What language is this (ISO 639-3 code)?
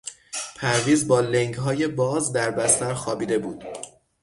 fas